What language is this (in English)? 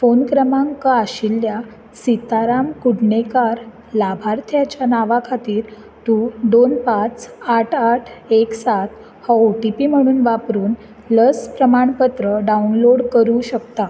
Konkani